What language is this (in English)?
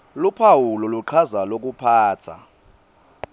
Swati